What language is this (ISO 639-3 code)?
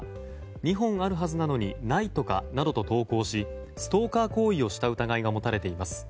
jpn